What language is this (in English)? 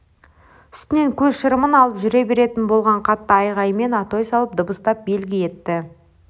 Kazakh